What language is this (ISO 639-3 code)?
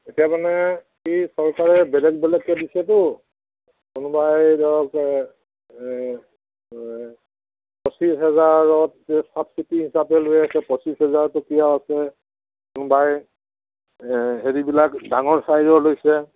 asm